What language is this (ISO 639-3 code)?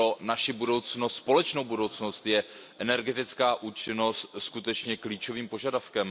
ces